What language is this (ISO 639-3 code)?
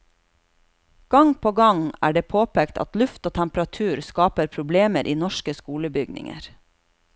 nor